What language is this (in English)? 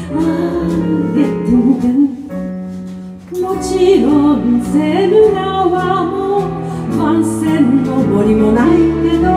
Japanese